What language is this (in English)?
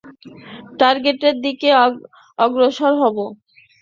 Bangla